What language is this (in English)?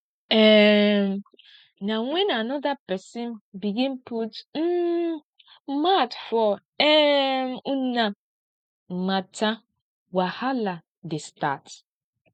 Nigerian Pidgin